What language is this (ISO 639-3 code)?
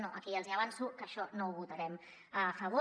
cat